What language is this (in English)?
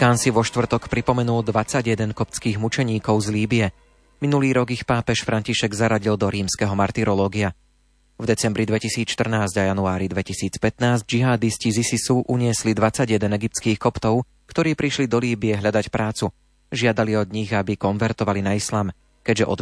Slovak